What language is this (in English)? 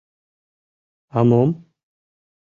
Mari